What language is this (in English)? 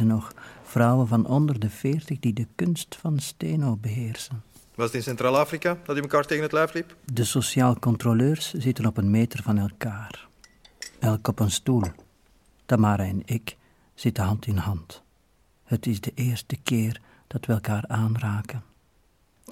Dutch